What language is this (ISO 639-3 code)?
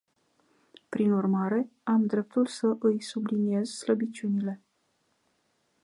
ron